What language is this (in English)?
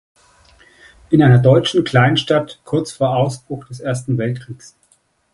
German